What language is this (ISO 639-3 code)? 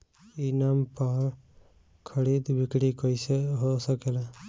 bho